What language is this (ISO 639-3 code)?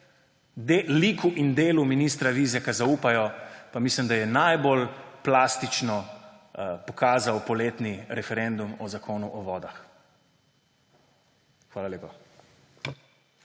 slv